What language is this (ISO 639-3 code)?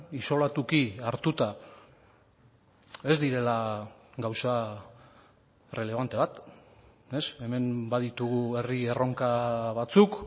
eus